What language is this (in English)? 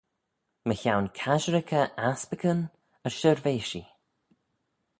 Manx